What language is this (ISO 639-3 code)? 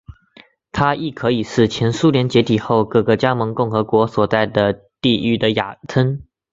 zho